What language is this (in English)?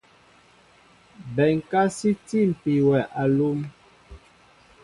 Mbo (Cameroon)